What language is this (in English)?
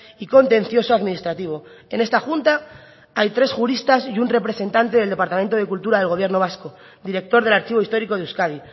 Spanish